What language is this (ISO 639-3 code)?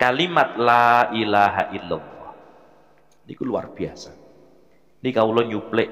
ind